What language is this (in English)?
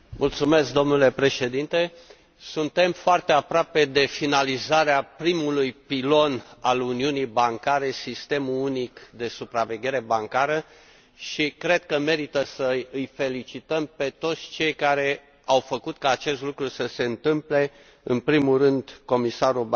Romanian